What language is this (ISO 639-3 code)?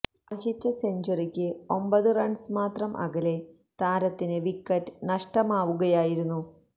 mal